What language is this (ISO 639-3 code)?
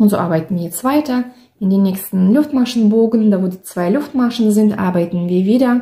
deu